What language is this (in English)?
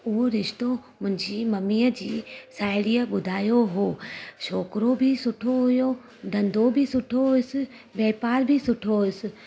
Sindhi